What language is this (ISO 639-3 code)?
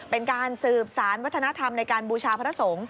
tha